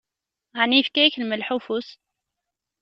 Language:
Kabyle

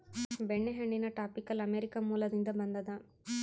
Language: Kannada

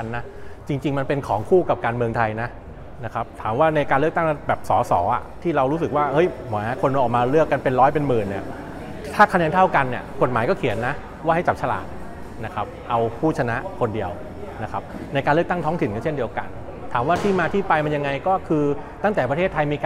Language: Thai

